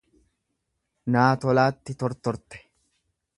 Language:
Oromo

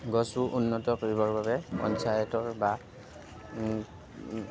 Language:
Assamese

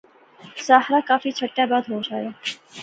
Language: Pahari-Potwari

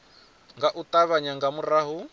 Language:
Venda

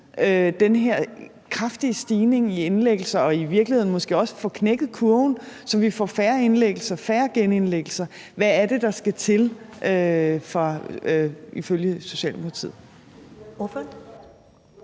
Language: Danish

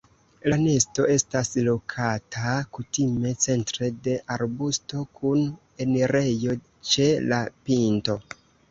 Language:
Esperanto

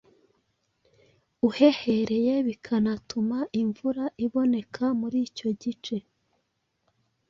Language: Kinyarwanda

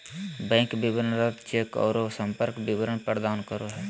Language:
Magahi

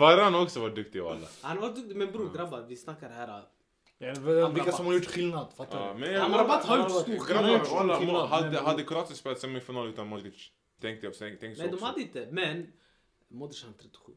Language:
Swedish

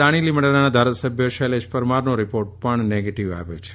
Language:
Gujarati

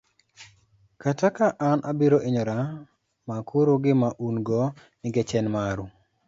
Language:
Luo (Kenya and Tanzania)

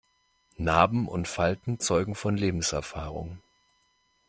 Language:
German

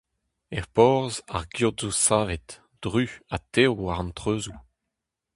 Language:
Breton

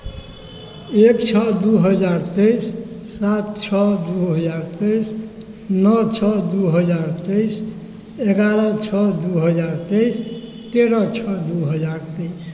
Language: Maithili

